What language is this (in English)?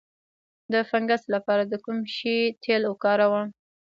Pashto